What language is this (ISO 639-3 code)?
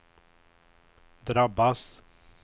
swe